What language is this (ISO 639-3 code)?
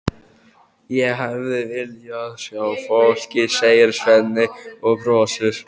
isl